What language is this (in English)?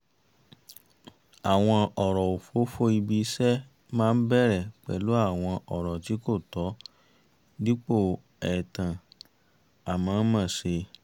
Yoruba